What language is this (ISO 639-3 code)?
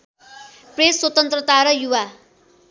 nep